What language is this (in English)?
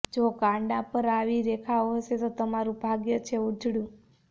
Gujarati